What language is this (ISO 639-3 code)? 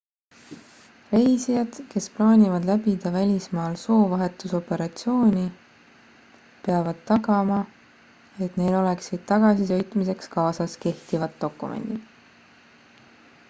est